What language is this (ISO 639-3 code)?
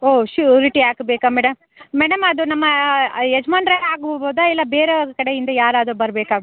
kan